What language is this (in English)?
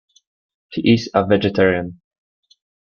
English